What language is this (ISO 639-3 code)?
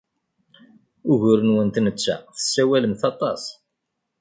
kab